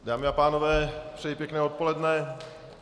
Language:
Czech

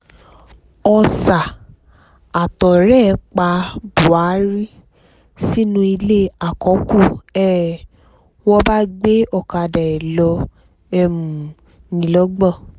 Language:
Yoruba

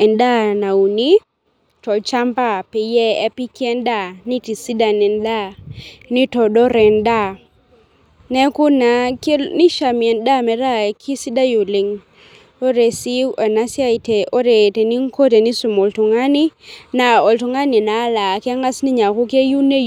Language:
Masai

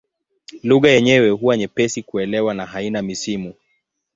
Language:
Swahili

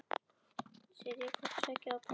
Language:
Icelandic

